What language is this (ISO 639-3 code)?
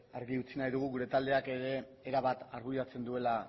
eus